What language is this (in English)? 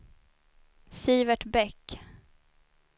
Swedish